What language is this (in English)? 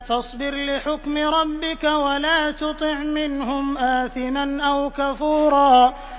Arabic